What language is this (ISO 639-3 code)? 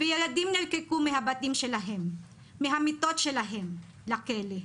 heb